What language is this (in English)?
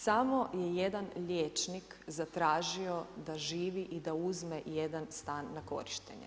Croatian